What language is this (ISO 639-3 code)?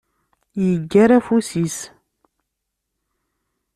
kab